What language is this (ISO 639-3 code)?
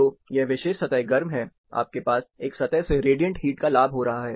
hin